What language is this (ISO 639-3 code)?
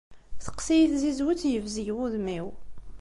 kab